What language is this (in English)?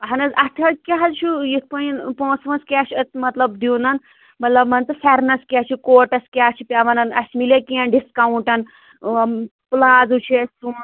Kashmiri